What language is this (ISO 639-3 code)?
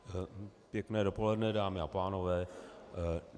ces